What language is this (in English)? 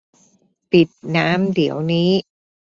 Thai